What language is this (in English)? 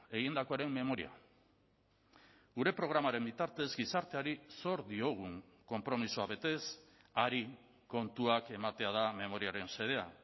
Basque